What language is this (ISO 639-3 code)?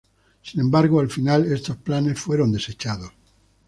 spa